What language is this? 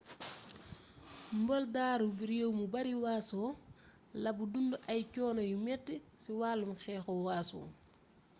Wolof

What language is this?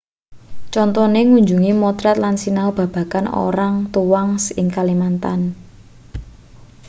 Javanese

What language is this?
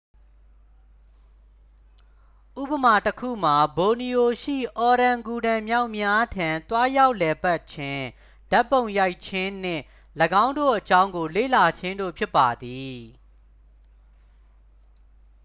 Burmese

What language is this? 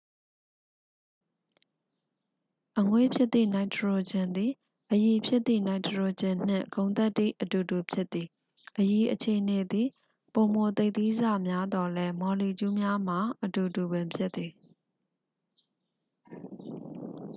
Burmese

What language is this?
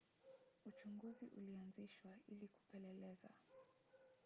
Swahili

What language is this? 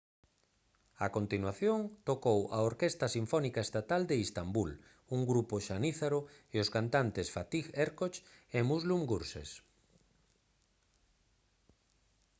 Galician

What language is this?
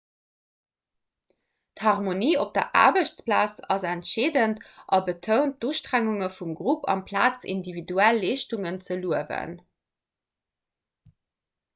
Luxembourgish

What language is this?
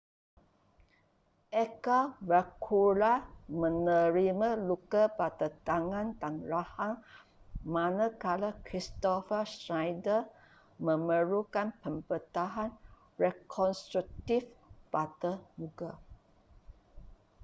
Malay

